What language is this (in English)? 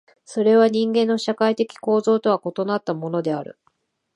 Japanese